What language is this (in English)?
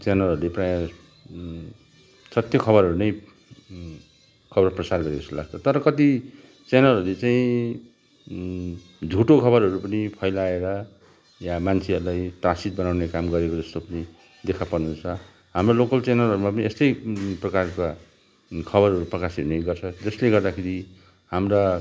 Nepali